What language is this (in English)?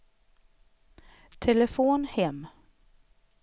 Swedish